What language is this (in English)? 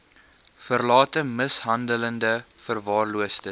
Afrikaans